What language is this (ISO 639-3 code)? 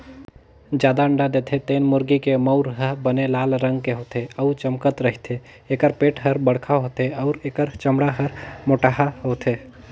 hne